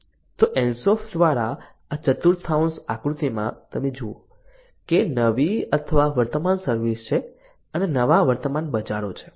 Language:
Gujarati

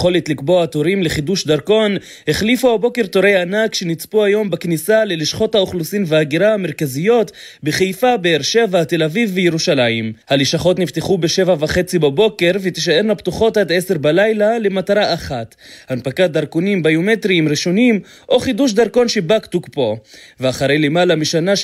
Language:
Hebrew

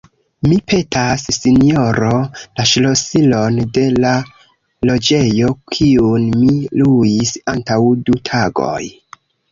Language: Esperanto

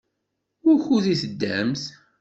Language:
Kabyle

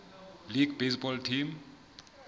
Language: Southern Sotho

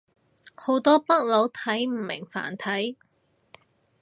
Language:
Cantonese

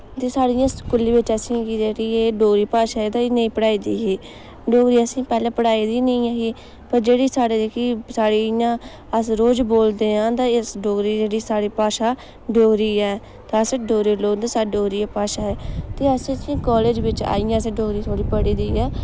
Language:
Dogri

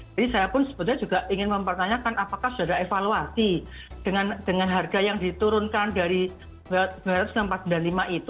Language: Indonesian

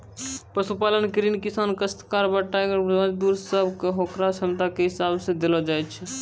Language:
Maithili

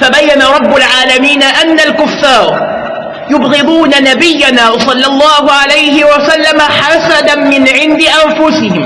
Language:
Arabic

